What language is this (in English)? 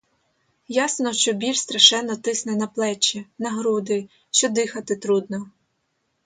Ukrainian